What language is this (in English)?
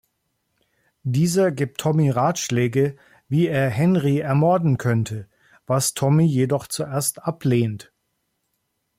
German